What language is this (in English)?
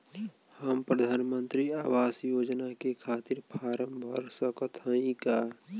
Bhojpuri